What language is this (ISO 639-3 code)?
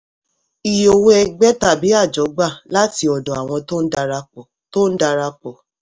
yor